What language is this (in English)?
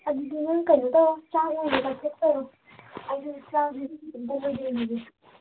Manipuri